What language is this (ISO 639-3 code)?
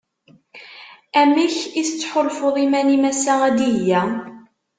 kab